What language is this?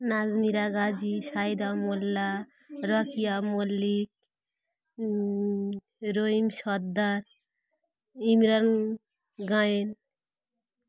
Bangla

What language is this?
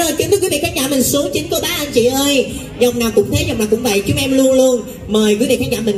Vietnamese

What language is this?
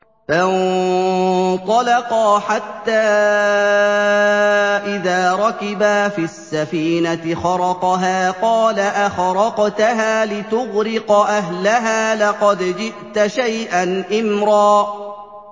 Arabic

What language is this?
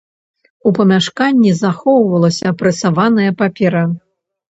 Belarusian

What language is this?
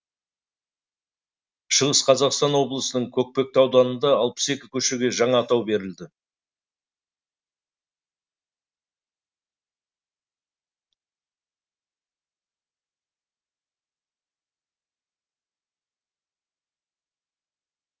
Kazakh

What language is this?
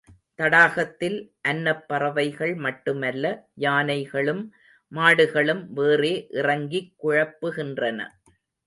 Tamil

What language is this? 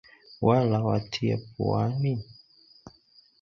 Swahili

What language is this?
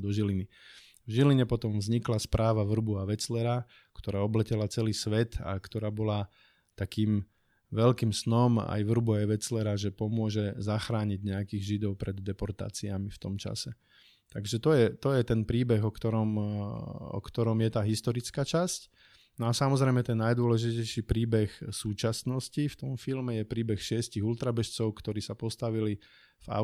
Slovak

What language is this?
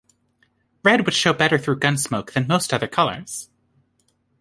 English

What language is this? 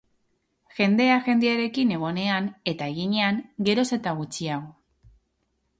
Basque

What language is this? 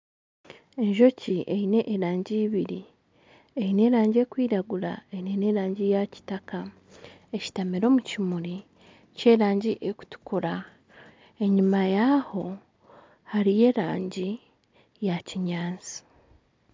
Nyankole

